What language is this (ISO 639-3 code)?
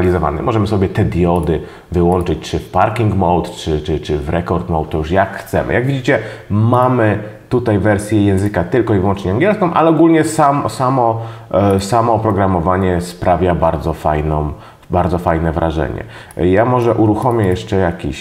pol